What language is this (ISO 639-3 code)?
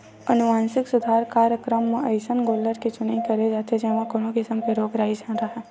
hne